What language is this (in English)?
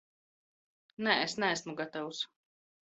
Latvian